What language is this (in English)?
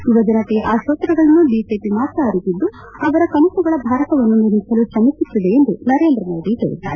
Kannada